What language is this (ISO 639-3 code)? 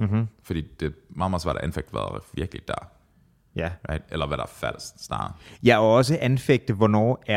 dan